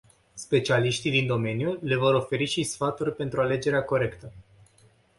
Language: Romanian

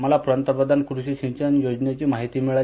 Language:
Marathi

